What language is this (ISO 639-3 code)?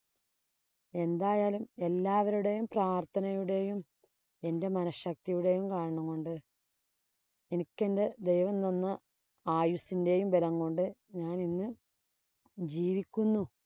mal